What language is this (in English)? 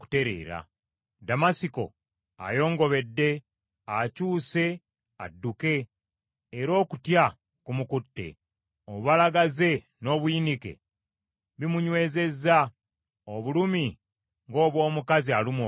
Ganda